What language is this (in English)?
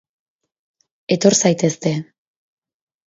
Basque